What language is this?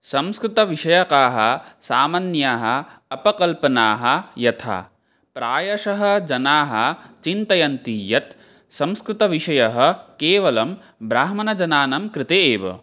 Sanskrit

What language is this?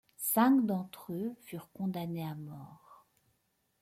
French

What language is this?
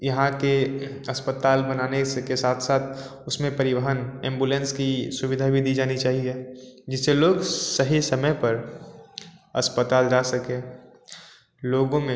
Hindi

